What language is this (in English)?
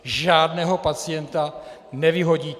Czech